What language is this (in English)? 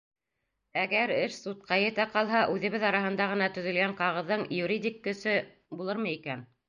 Bashkir